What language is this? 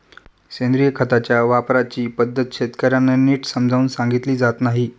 Marathi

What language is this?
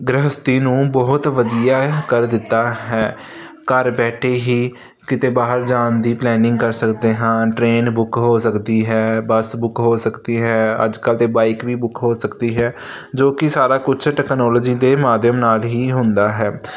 Punjabi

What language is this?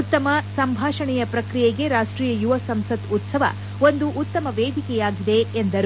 Kannada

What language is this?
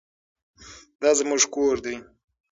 Pashto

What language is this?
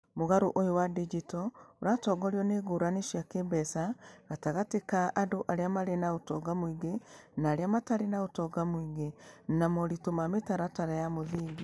Kikuyu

